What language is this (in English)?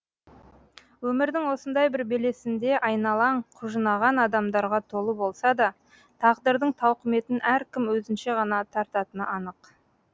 Kazakh